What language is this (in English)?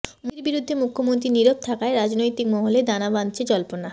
Bangla